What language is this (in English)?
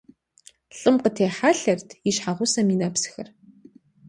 Kabardian